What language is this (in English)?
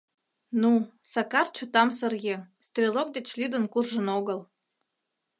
Mari